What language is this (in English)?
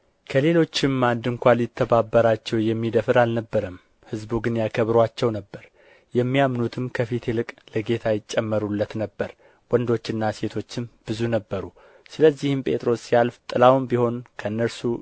Amharic